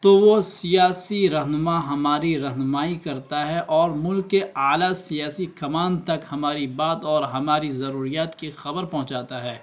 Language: Urdu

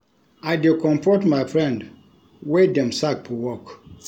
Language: Nigerian Pidgin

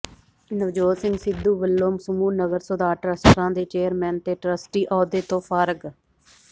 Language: Punjabi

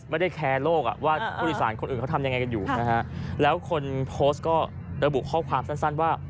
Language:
Thai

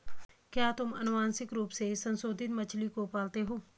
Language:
Hindi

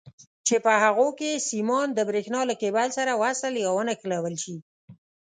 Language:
Pashto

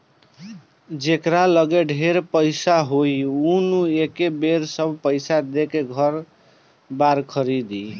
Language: Bhojpuri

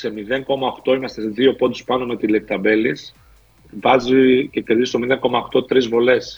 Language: Greek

